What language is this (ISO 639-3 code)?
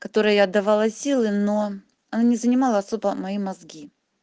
rus